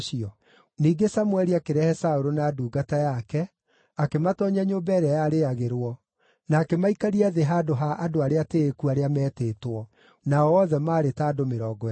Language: Kikuyu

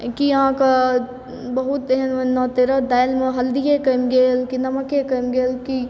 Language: Maithili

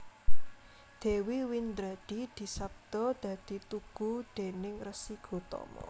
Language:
Javanese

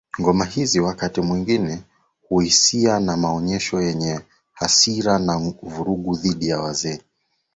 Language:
Swahili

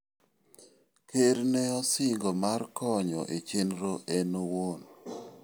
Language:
Luo (Kenya and Tanzania)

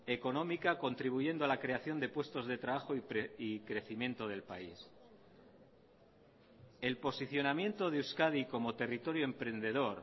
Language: Spanish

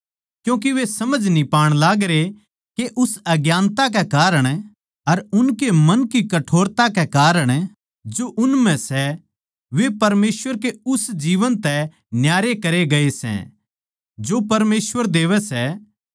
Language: Haryanvi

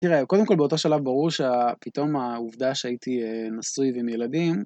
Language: Hebrew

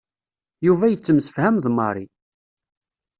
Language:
Kabyle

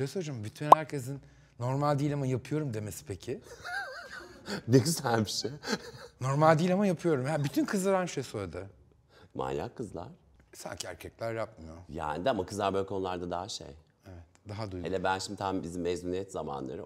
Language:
Turkish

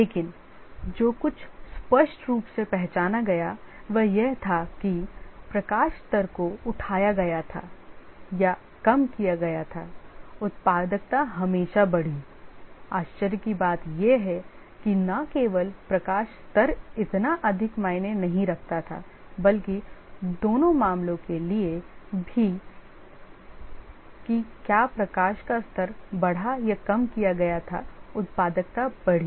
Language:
Hindi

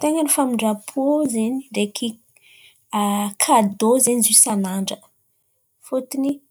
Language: Antankarana Malagasy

